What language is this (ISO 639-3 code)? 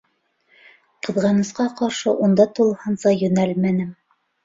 bak